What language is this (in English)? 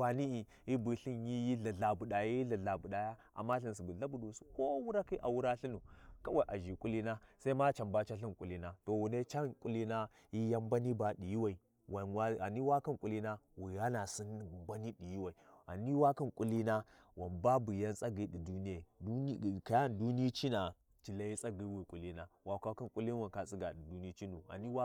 Warji